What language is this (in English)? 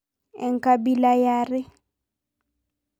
Masai